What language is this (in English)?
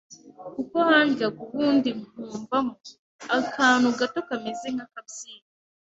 Kinyarwanda